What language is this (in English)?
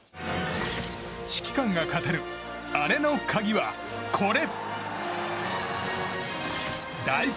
Japanese